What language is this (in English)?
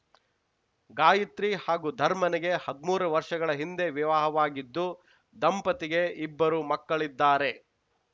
Kannada